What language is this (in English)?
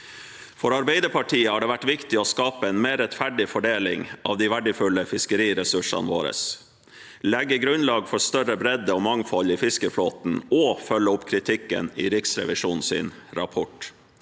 Norwegian